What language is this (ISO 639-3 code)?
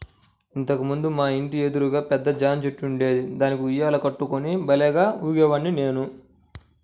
tel